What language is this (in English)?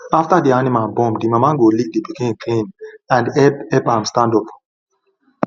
Nigerian Pidgin